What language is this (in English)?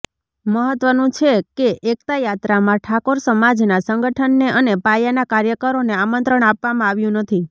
Gujarati